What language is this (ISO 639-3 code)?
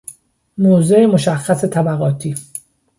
fas